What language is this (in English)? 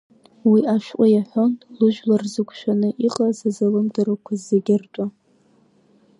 Abkhazian